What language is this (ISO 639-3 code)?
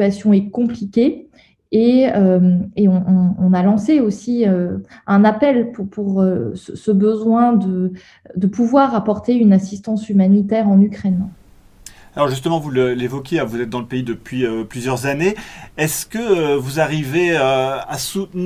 fra